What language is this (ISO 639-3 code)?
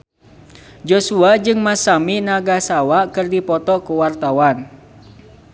sun